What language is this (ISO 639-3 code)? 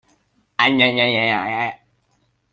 cnh